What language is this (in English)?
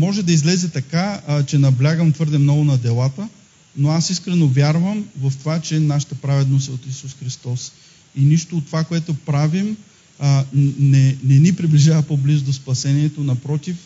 Bulgarian